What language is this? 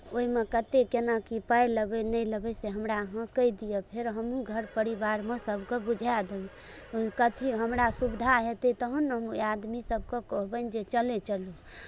Maithili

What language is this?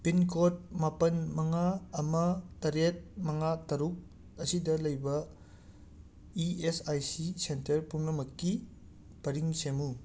Manipuri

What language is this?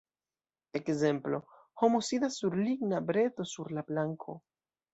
Esperanto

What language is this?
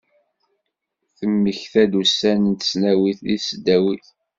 Kabyle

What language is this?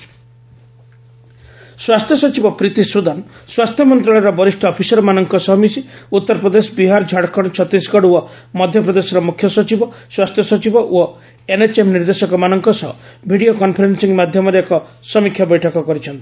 Odia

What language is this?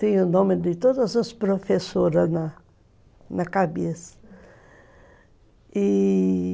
Portuguese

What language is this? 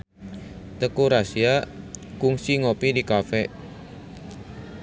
Sundanese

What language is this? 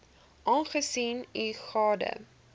Afrikaans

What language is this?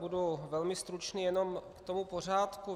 Czech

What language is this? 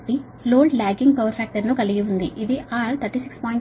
Telugu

